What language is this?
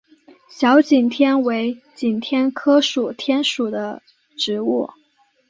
Chinese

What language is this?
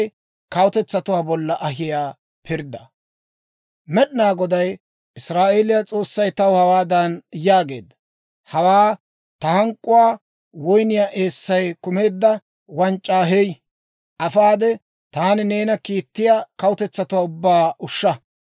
Dawro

